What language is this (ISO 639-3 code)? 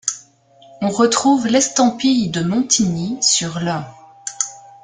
fra